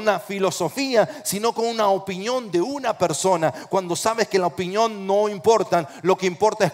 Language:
Spanish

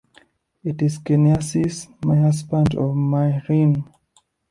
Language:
English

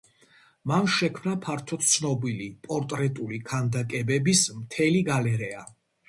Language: Georgian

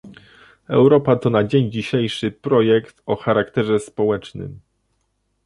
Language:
Polish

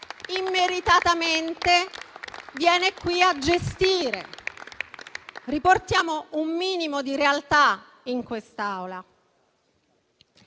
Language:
Italian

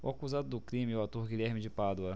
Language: Portuguese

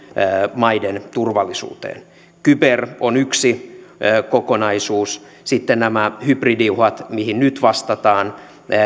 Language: Finnish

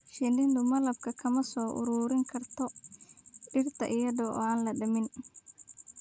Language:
Somali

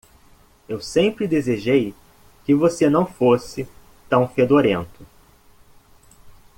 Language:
Portuguese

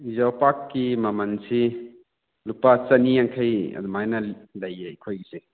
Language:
Manipuri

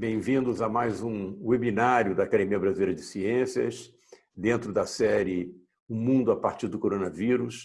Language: Portuguese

